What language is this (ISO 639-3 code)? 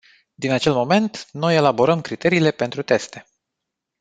ron